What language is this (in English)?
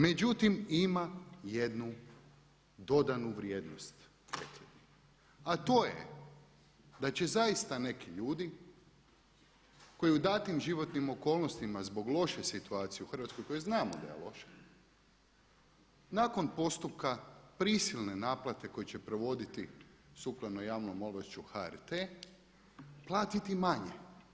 Croatian